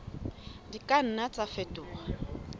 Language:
Southern Sotho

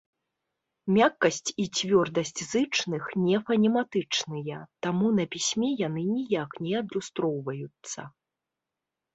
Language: Belarusian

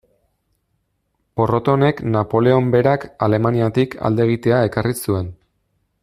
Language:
Basque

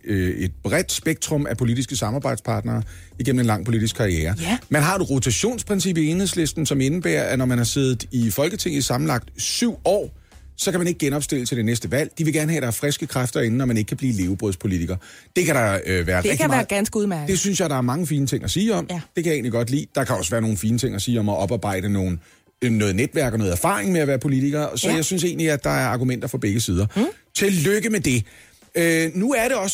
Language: Danish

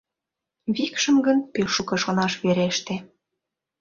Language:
Mari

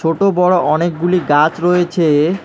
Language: Bangla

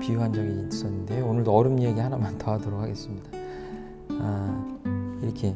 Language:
Korean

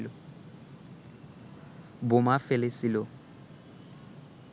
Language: Bangla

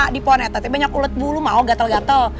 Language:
Indonesian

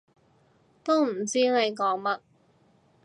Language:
Cantonese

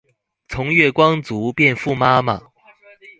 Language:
Chinese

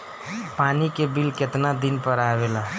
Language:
Bhojpuri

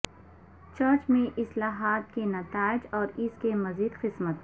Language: Urdu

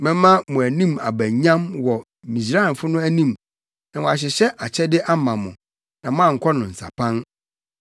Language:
Akan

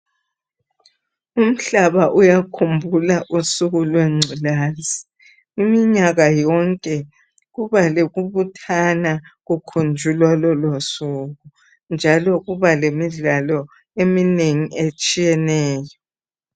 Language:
North Ndebele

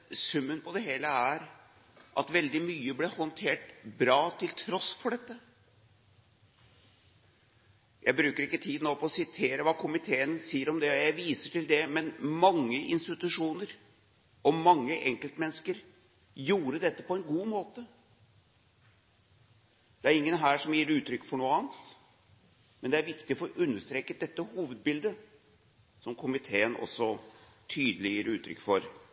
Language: Norwegian Bokmål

